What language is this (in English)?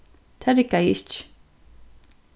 Faroese